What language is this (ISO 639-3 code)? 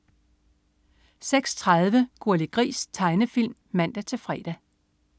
dan